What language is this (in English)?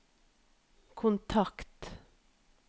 Norwegian